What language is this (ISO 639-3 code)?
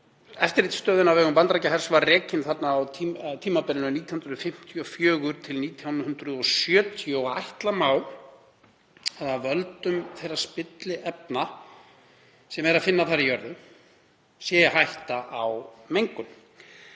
isl